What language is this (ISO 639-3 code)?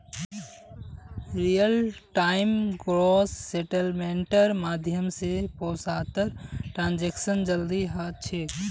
mag